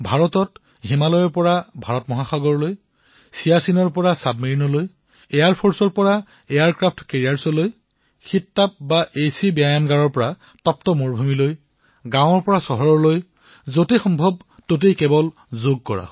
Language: Assamese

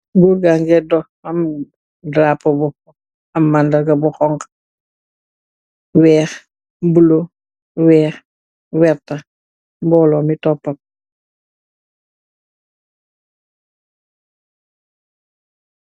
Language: Wolof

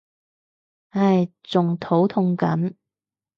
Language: Cantonese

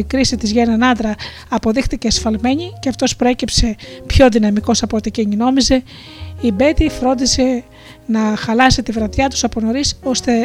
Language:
Greek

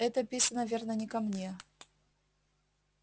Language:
Russian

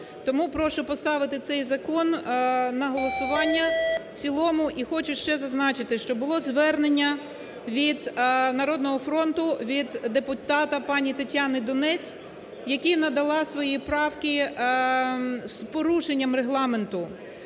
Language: Ukrainian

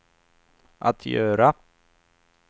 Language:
Swedish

